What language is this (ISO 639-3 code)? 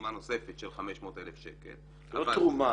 heb